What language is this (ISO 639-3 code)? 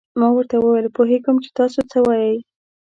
pus